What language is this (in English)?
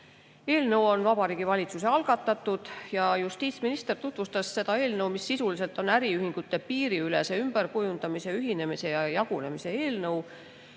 Estonian